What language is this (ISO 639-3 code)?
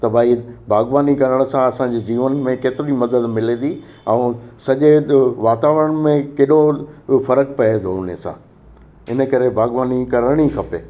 snd